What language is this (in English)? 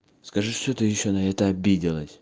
Russian